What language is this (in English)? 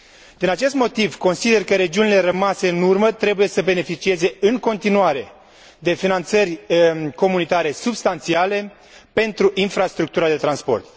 Romanian